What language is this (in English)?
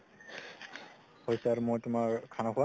Assamese